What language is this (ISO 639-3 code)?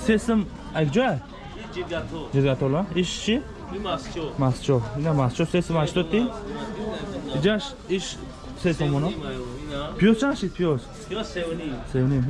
tur